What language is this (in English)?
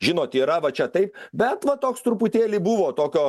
Lithuanian